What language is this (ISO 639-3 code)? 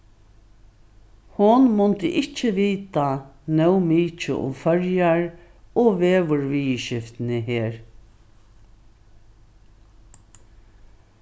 fao